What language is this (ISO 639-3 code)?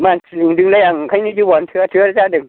brx